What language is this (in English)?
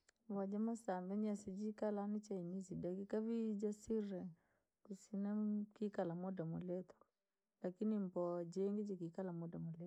Langi